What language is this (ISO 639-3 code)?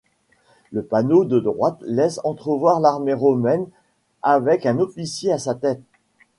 fra